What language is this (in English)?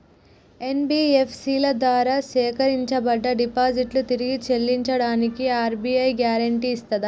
Telugu